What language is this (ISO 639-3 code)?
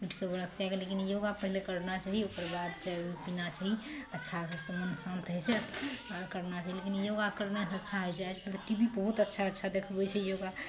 mai